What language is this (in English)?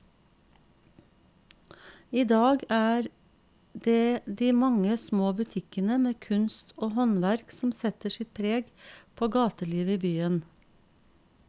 Norwegian